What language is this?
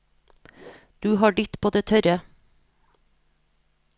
Norwegian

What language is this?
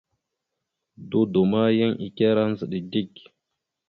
Mada (Cameroon)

